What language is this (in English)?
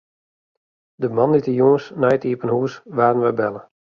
Western Frisian